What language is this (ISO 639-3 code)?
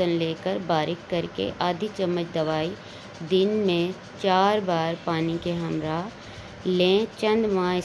urd